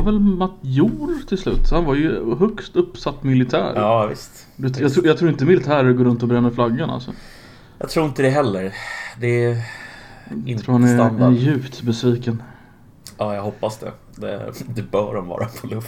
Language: Swedish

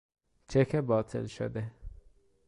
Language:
Persian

